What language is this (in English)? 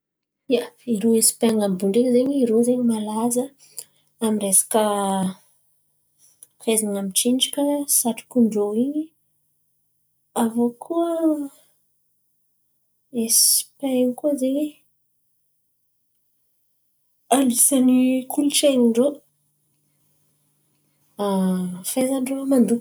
Antankarana Malagasy